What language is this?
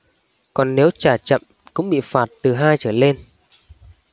Vietnamese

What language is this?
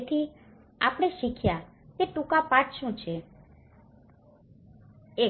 Gujarati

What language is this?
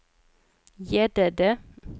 Swedish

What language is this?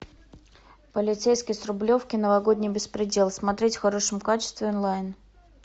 Russian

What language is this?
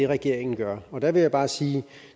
Danish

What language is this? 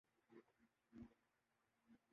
Urdu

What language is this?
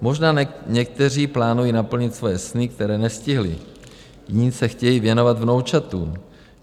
Czech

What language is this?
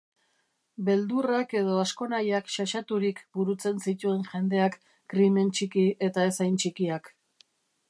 Basque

